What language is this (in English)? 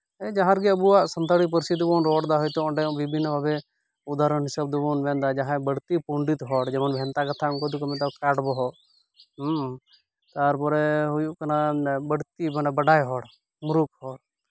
Santali